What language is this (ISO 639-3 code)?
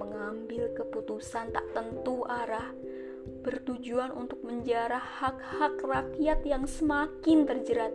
ind